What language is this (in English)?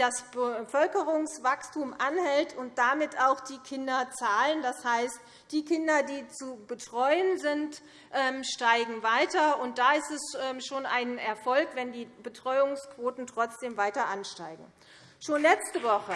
German